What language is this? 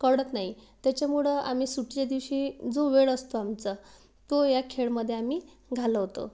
Marathi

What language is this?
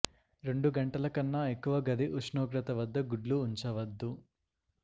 Telugu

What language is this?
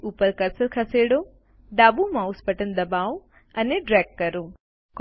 Gujarati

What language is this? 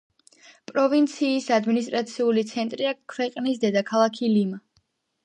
Georgian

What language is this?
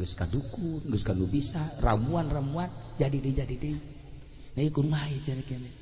Indonesian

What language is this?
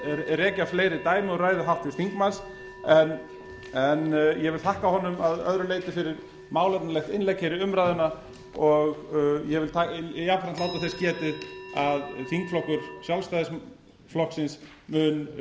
Icelandic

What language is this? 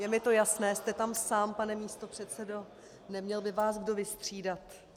Czech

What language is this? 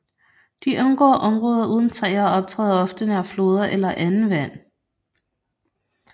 Danish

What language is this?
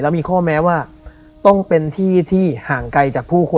Thai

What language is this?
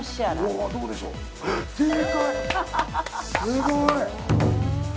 Japanese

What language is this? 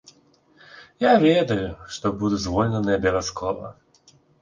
Belarusian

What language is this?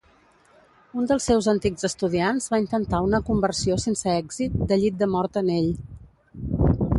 Catalan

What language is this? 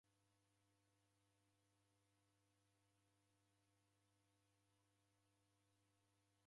Taita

